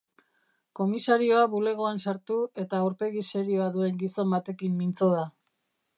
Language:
Basque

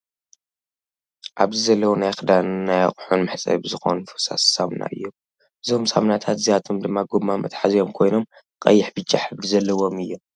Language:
Tigrinya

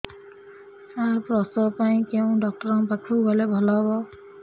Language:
Odia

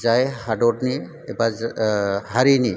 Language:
Bodo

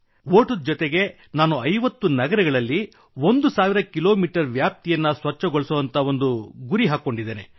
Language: Kannada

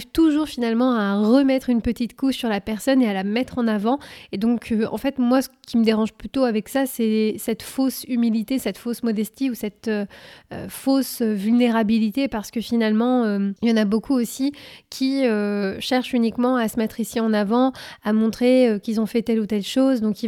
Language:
French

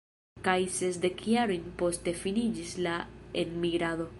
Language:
Esperanto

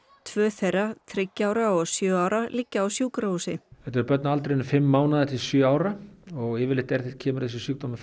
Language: Icelandic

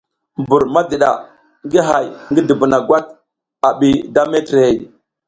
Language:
South Giziga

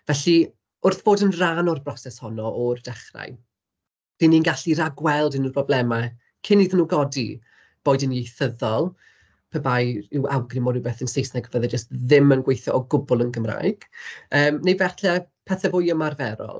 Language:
Welsh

